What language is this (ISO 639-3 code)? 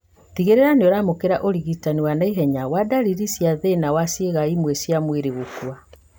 kik